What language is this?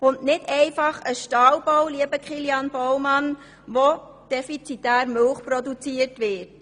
Swiss German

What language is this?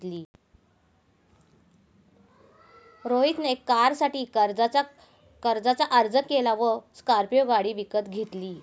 Marathi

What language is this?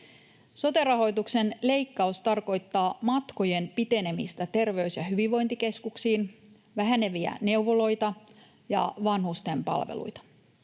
Finnish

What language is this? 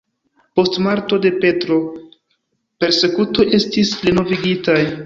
Esperanto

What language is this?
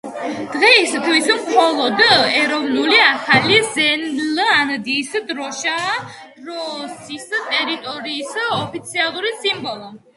Georgian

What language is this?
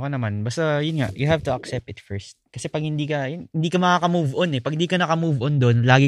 Filipino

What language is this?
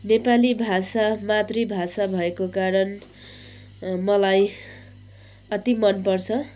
Nepali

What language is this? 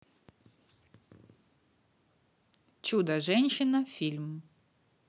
Russian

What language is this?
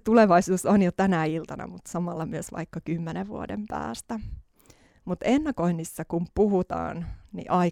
Finnish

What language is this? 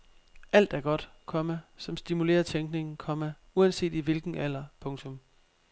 Danish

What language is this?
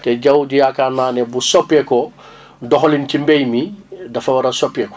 Wolof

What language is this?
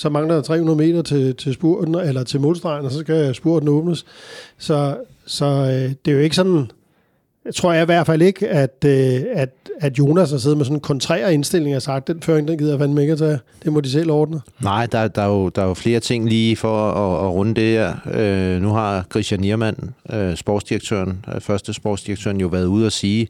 Danish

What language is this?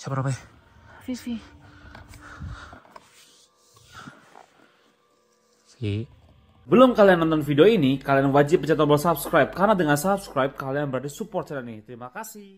Indonesian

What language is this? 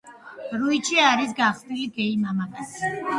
Georgian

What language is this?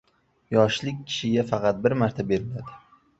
Uzbek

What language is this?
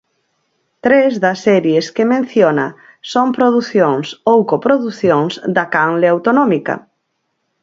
Galician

